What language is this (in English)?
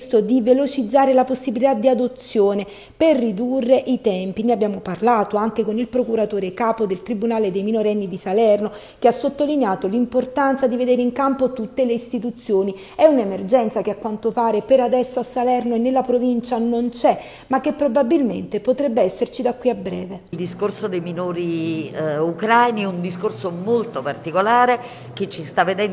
Italian